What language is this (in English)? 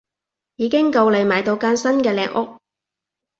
Cantonese